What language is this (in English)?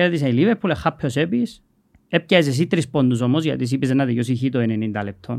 Greek